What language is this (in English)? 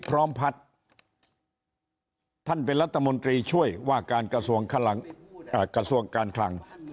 Thai